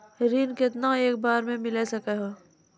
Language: Maithili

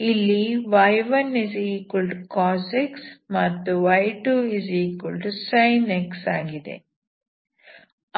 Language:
Kannada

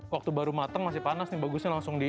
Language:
Indonesian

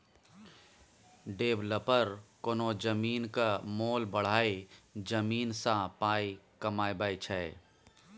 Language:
Maithili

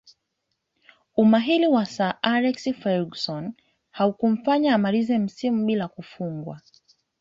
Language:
Swahili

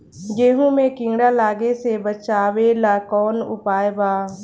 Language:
Bhojpuri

